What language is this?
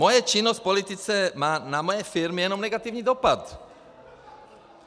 Czech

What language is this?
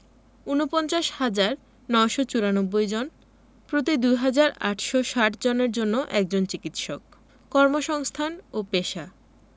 Bangla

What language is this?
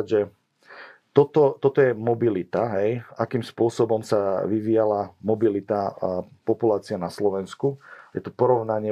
Slovak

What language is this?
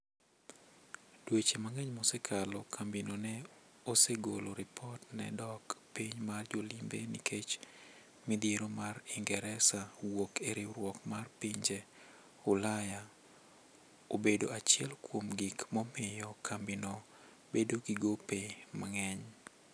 Luo (Kenya and Tanzania)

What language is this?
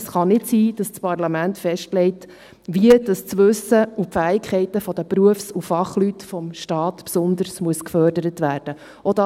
Swiss German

